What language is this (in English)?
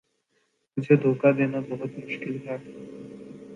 Urdu